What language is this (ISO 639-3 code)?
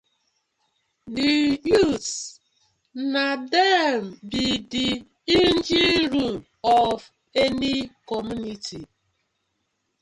pcm